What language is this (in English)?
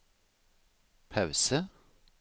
Norwegian